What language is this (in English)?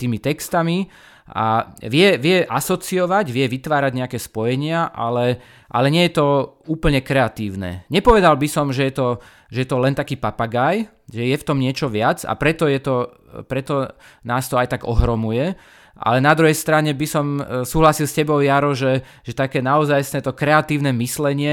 Slovak